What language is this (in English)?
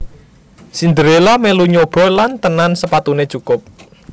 Javanese